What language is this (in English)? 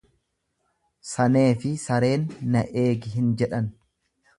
Oromo